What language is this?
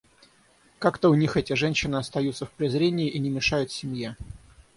Russian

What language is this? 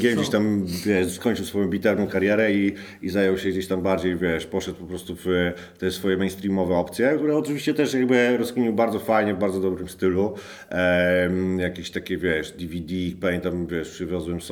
Polish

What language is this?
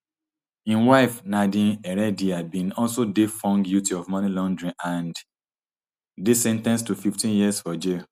Nigerian Pidgin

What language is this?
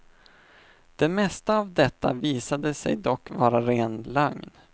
Swedish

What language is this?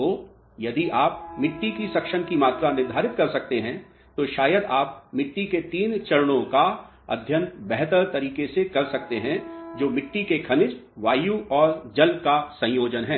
Hindi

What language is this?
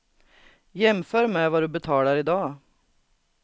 Swedish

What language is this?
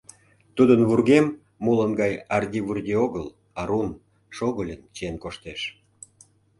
Mari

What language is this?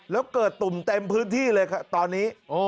Thai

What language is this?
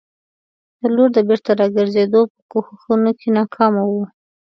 Pashto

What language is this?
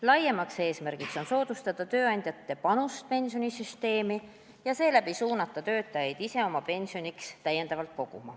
Estonian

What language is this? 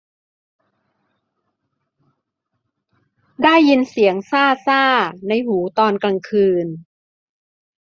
Thai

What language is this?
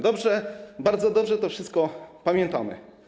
Polish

